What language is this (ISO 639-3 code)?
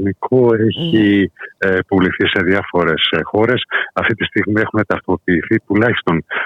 ell